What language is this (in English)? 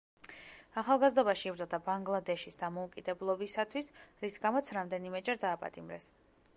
Georgian